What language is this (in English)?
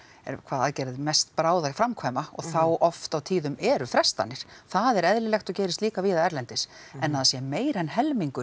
Icelandic